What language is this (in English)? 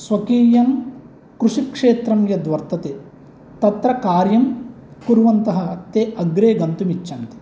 Sanskrit